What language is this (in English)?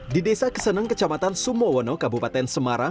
Indonesian